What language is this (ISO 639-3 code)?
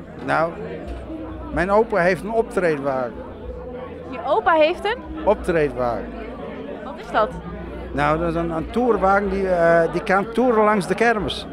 nld